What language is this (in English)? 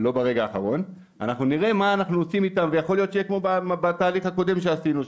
Hebrew